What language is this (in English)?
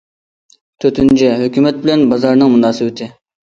Uyghur